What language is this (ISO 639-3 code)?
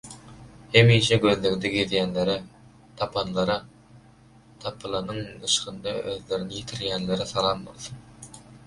tuk